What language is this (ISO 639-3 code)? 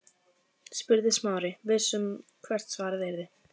isl